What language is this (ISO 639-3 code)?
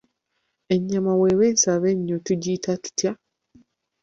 lug